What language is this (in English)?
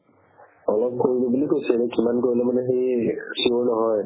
Assamese